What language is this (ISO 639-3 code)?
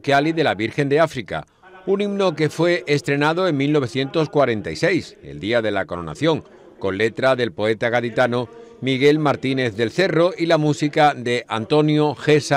spa